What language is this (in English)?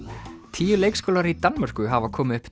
Icelandic